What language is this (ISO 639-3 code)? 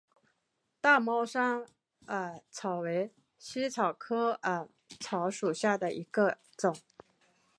zho